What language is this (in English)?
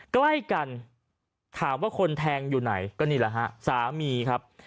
Thai